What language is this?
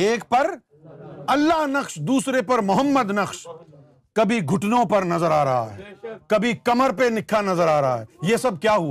Urdu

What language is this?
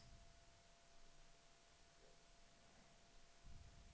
Danish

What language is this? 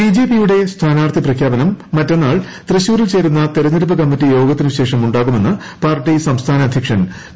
Malayalam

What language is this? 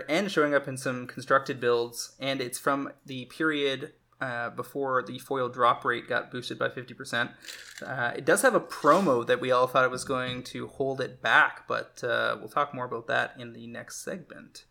English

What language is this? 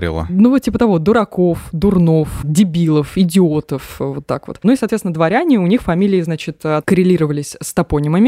Russian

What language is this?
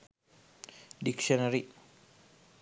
Sinhala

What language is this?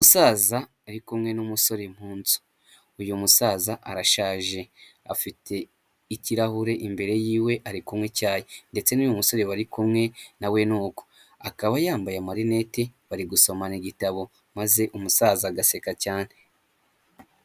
Kinyarwanda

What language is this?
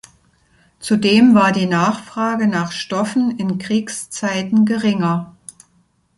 German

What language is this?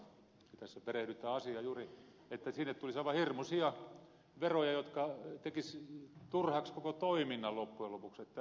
Finnish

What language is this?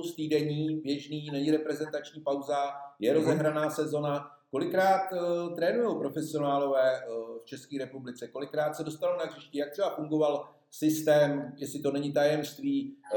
Czech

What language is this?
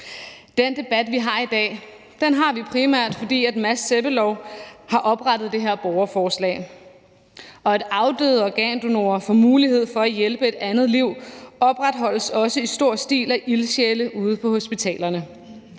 Danish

